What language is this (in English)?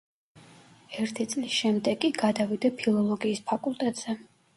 Georgian